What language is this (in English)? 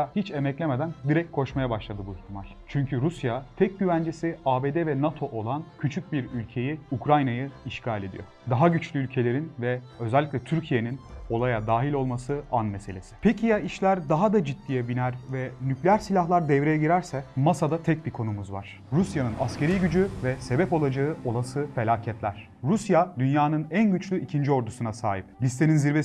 Turkish